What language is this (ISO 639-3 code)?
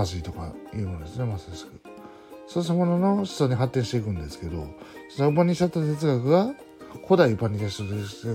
jpn